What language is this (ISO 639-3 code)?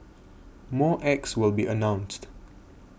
eng